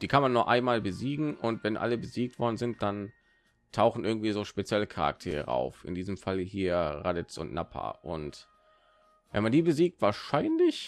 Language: German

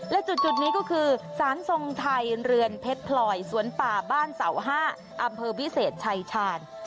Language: Thai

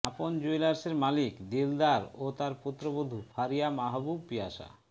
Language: Bangla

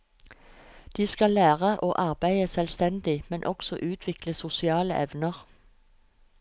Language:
Norwegian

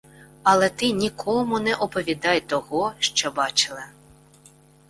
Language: Ukrainian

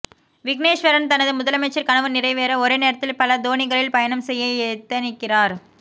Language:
Tamil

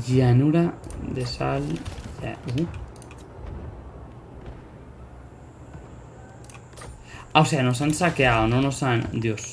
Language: Spanish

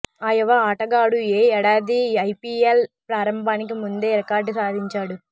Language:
Telugu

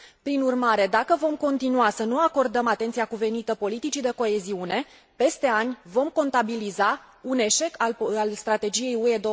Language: Romanian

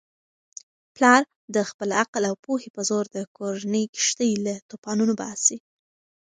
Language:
Pashto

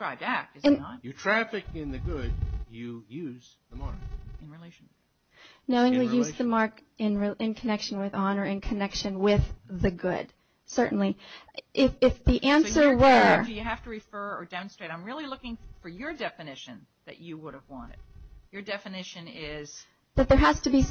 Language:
English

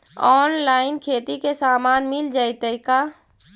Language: Magahi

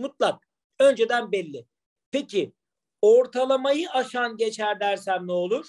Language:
Turkish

